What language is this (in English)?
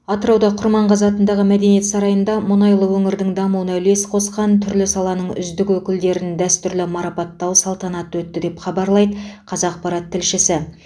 Kazakh